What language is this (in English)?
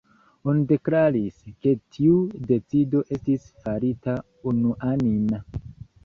Esperanto